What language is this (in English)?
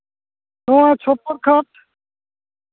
Santali